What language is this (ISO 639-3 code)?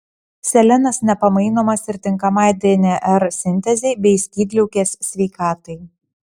lit